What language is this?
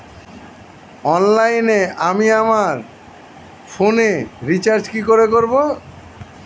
Bangla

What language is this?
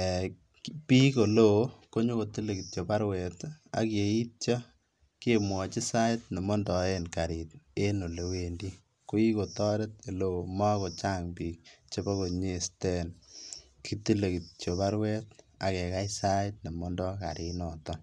Kalenjin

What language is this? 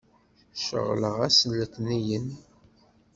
Kabyle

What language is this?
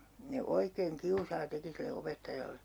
Finnish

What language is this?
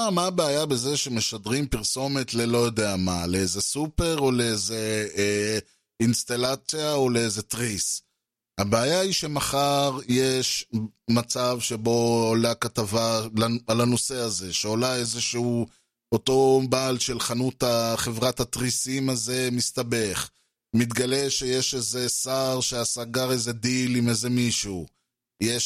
Hebrew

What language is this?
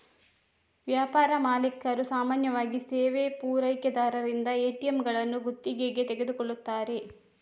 Kannada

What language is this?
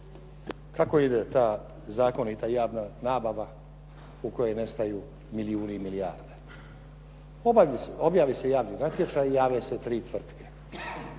Croatian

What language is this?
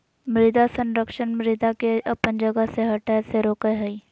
Magahi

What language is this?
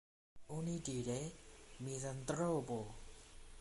Esperanto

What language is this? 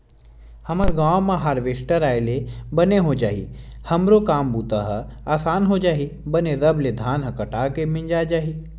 Chhattisgarhi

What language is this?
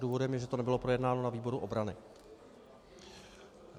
Czech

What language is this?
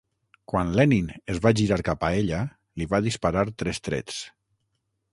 Catalan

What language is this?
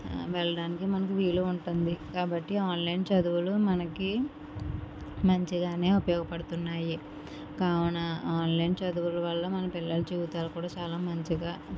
Telugu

